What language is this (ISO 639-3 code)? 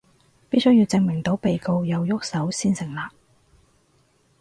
yue